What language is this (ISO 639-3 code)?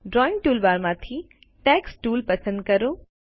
guj